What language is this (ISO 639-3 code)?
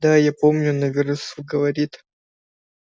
rus